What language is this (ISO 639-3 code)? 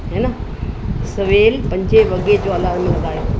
snd